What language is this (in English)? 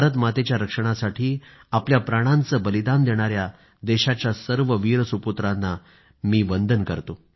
Marathi